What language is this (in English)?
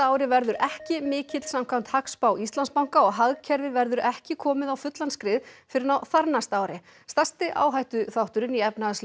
Icelandic